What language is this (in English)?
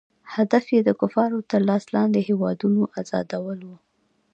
Pashto